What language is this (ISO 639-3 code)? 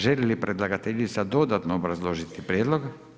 hrv